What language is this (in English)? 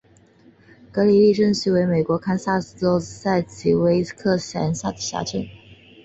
Chinese